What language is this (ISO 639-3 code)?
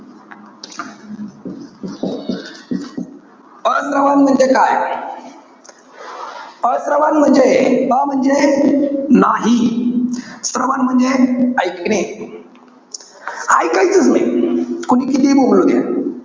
mar